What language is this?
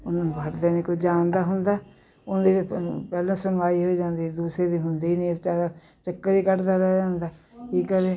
Punjabi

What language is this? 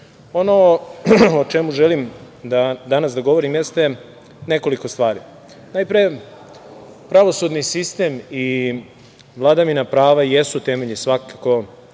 Serbian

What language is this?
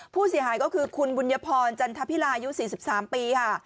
Thai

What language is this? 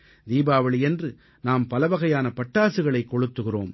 Tamil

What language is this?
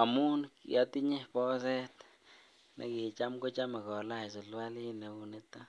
Kalenjin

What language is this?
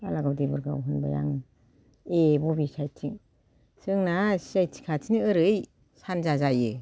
Bodo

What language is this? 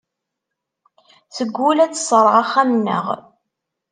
Kabyle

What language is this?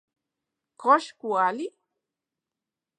Central Puebla Nahuatl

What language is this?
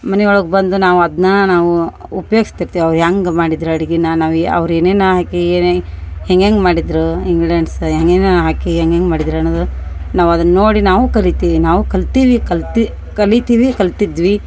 Kannada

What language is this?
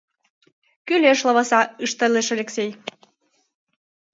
Mari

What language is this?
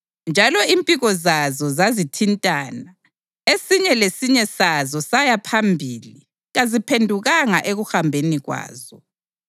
North Ndebele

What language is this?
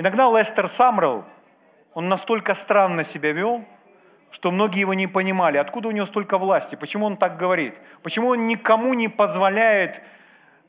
Russian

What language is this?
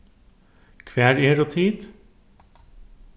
Faroese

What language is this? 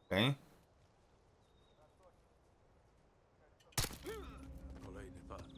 Polish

